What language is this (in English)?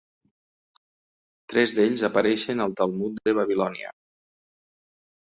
Catalan